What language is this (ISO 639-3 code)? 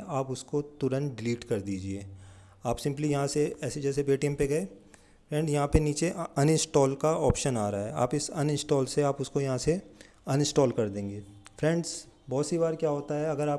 hin